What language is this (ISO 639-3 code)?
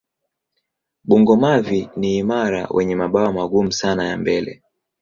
swa